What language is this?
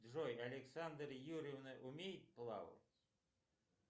Russian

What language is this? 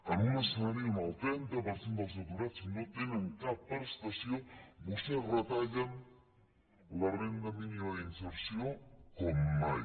Catalan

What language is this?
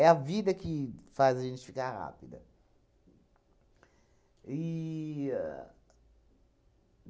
Portuguese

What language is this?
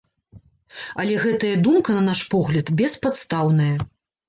Belarusian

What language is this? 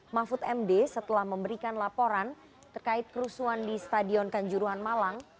Indonesian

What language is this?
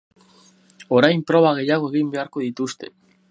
Basque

